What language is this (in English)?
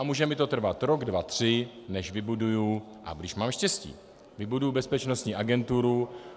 Czech